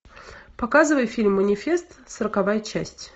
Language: Russian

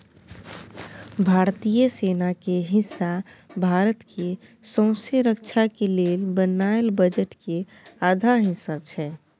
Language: Maithili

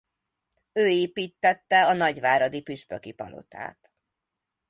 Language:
Hungarian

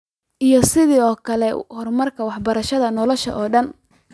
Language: Somali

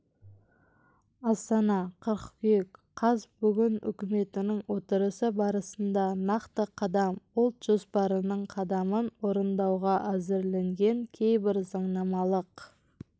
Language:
Kazakh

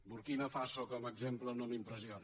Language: Catalan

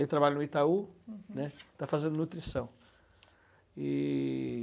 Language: Portuguese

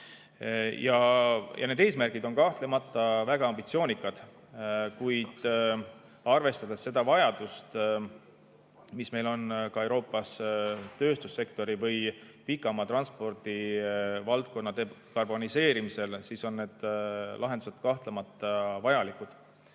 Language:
Estonian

